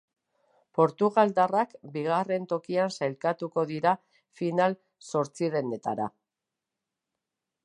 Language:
Basque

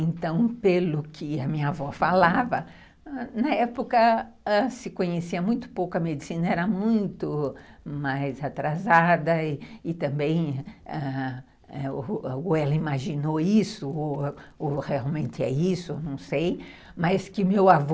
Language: Portuguese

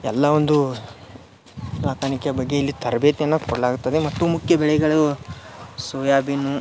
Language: Kannada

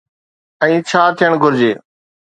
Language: Sindhi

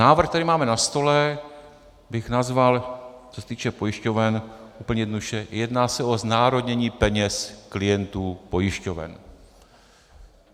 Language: Czech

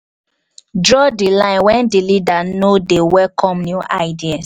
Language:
Nigerian Pidgin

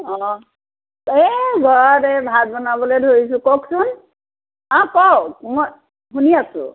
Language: Assamese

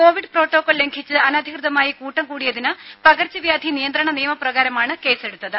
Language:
Malayalam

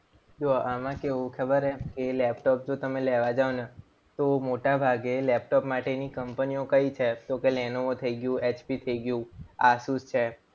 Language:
Gujarati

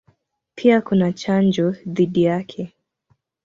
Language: Swahili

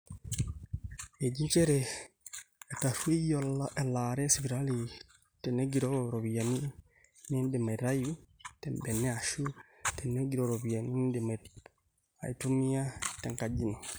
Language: Masai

